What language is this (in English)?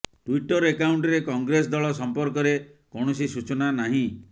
Odia